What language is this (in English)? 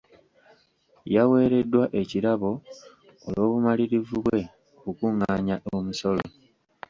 Ganda